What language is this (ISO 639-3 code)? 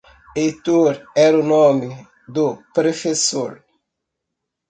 por